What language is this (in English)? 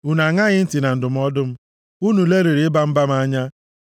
Igbo